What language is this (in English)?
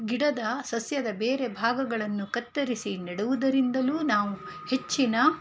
Kannada